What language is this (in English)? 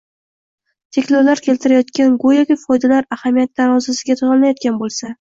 Uzbek